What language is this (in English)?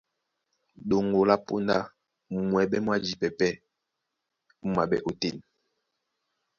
Duala